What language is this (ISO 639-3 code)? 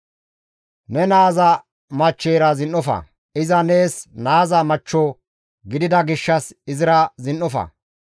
gmv